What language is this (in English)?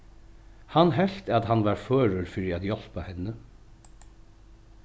Faroese